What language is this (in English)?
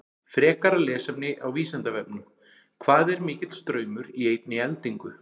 Icelandic